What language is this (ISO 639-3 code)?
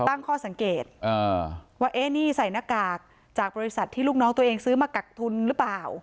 tha